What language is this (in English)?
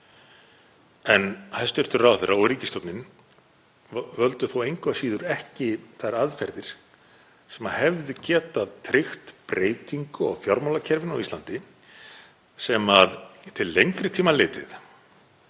Icelandic